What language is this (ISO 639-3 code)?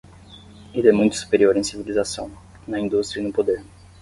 por